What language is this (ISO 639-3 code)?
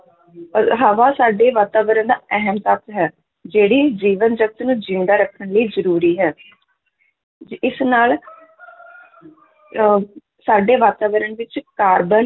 pan